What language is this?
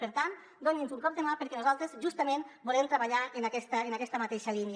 Catalan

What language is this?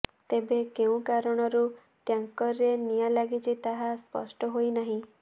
Odia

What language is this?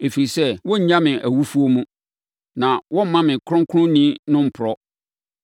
Akan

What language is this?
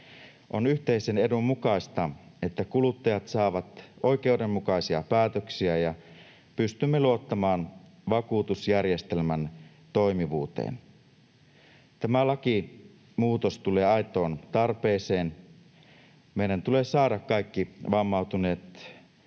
Finnish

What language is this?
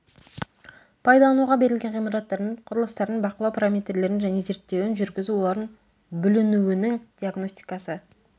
Kazakh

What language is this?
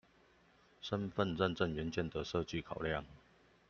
Chinese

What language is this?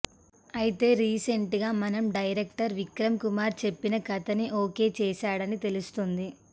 Telugu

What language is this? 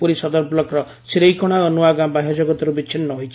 Odia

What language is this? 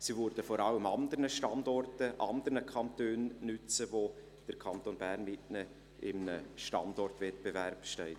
Swiss German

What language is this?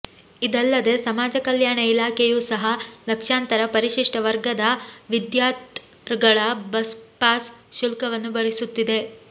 Kannada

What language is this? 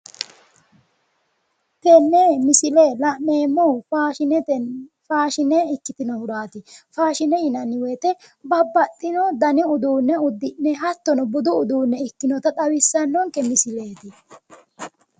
Sidamo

